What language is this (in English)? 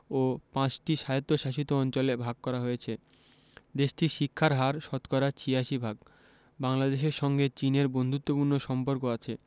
Bangla